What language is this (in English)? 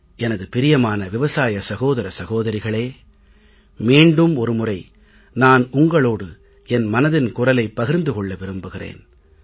Tamil